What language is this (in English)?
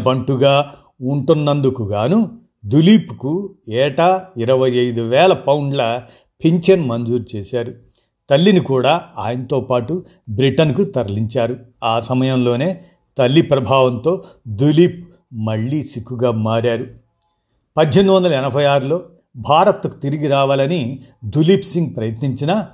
Telugu